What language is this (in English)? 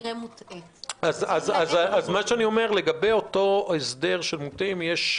Hebrew